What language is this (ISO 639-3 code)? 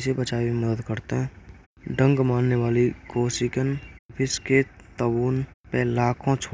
bra